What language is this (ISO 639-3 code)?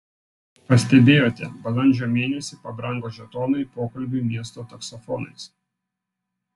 lit